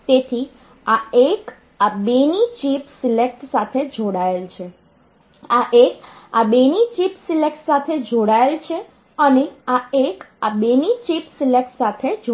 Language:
Gujarati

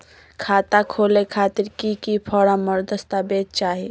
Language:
Magahi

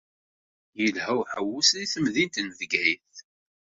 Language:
Kabyle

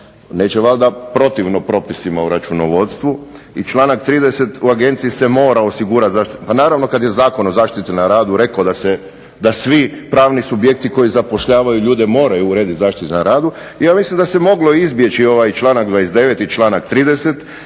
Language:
Croatian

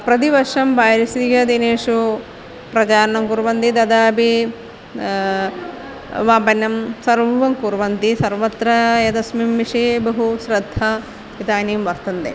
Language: Sanskrit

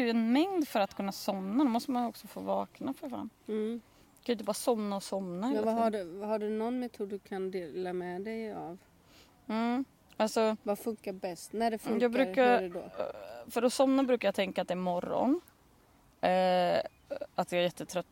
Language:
Swedish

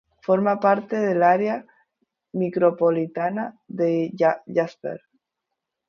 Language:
Spanish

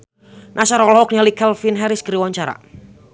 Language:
Sundanese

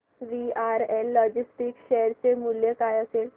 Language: Marathi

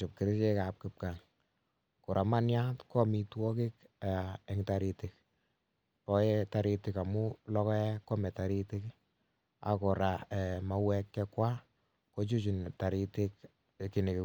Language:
Kalenjin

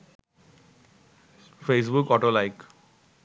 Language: Bangla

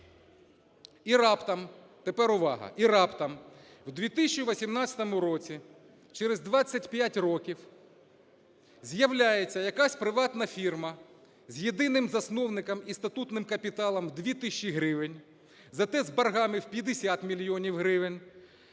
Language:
Ukrainian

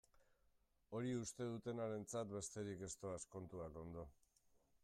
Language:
Basque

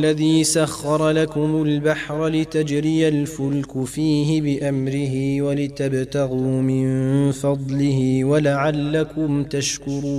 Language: Arabic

